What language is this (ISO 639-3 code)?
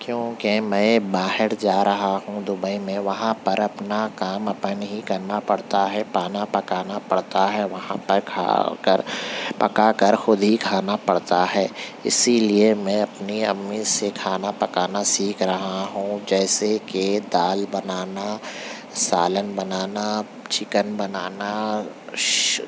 urd